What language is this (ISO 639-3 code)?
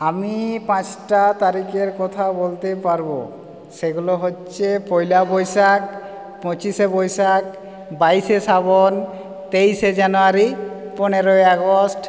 ben